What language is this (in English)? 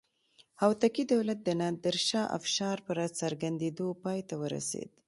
Pashto